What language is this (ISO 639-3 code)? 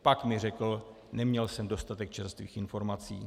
ces